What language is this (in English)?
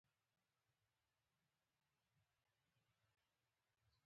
Pashto